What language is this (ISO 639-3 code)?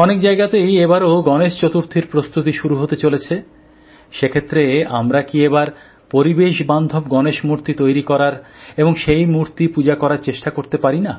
ben